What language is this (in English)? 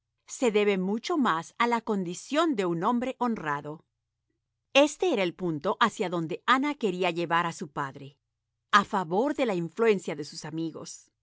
Spanish